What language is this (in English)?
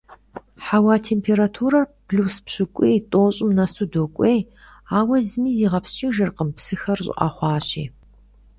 Kabardian